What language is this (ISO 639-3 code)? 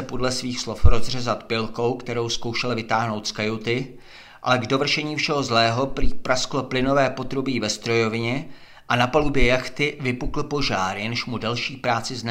ces